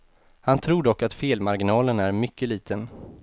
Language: Swedish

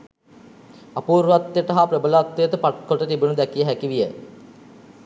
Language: Sinhala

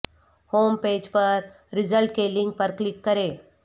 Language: Urdu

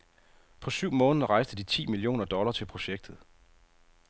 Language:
Danish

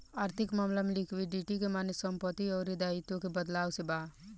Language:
Bhojpuri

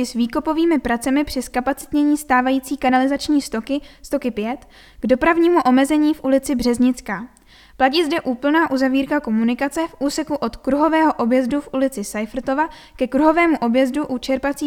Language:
Czech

